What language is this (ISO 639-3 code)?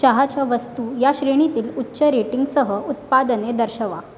mar